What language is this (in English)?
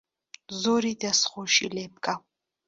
Central Kurdish